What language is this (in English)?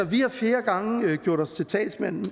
Danish